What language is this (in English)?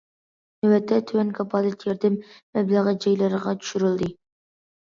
Uyghur